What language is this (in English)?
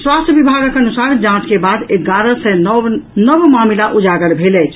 Maithili